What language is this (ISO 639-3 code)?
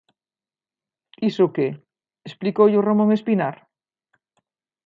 glg